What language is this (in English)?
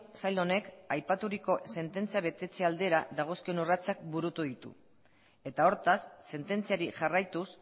Basque